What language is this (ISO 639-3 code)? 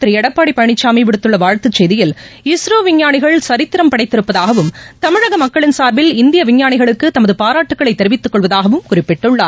tam